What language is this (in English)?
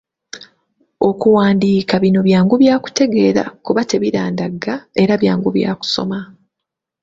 Ganda